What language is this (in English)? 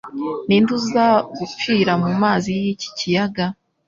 Kinyarwanda